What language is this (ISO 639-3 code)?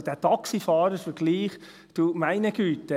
gsw